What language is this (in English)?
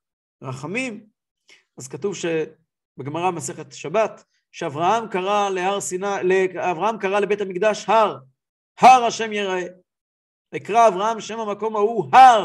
Hebrew